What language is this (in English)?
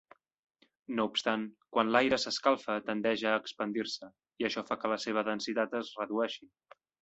Catalan